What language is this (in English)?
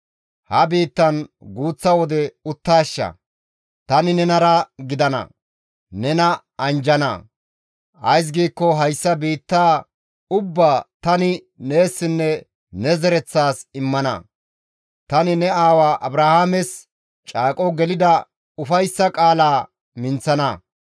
Gamo